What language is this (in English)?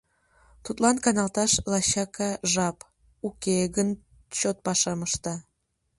Mari